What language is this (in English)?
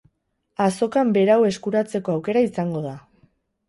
Basque